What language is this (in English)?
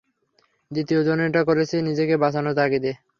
Bangla